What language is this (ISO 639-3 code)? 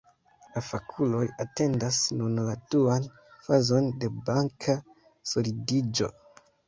epo